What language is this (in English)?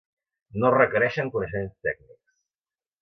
Catalan